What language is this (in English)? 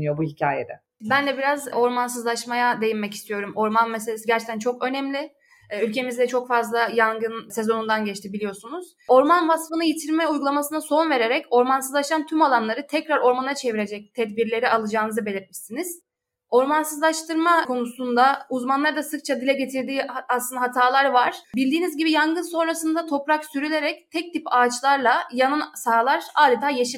Turkish